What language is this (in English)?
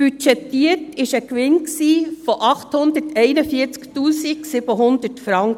Swiss German